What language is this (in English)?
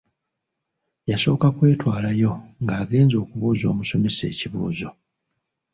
Ganda